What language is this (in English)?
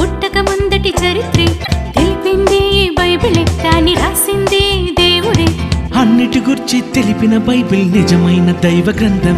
Telugu